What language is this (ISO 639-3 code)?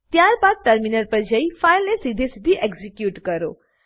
guj